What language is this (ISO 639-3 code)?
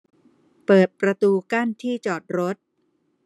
tha